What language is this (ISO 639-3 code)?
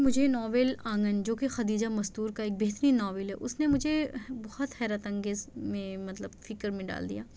urd